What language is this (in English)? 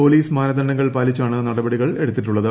Malayalam